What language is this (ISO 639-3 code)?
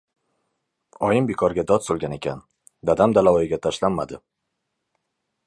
uzb